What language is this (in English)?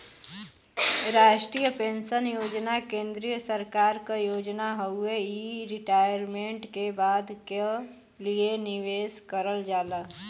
Bhojpuri